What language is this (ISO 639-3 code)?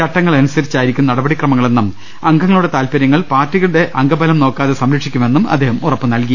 mal